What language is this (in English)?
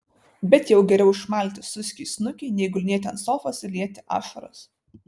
Lithuanian